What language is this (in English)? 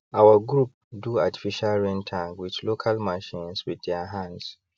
Nigerian Pidgin